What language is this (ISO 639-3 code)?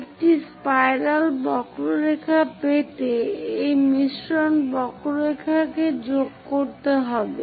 ben